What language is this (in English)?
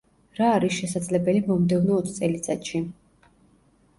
Georgian